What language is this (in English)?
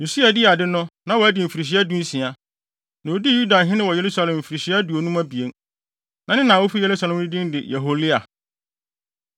Akan